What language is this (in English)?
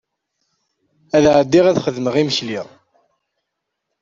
Kabyle